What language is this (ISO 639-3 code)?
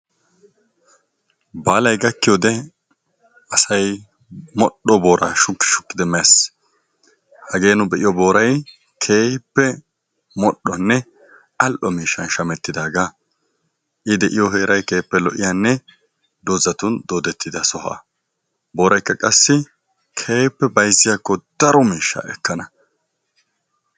wal